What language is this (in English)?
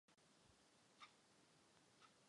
Czech